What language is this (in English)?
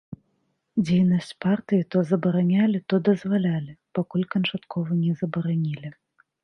Belarusian